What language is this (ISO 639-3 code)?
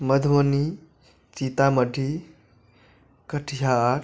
mai